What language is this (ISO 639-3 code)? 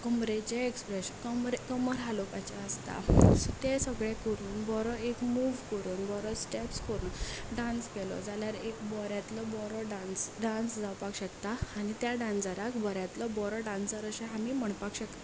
kok